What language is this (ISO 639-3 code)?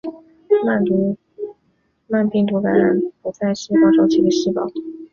zho